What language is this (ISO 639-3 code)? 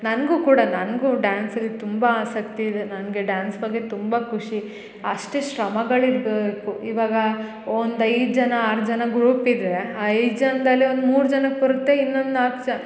kan